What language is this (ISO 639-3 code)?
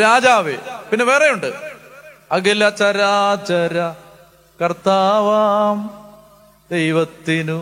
mal